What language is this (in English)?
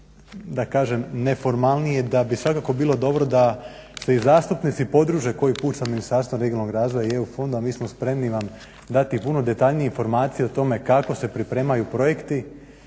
Croatian